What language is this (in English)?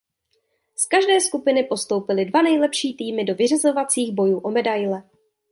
Czech